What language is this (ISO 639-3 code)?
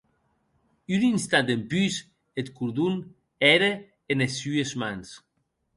oci